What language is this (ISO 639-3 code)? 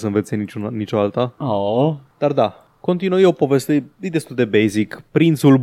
ron